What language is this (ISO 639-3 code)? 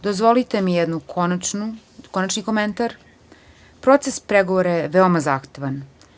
srp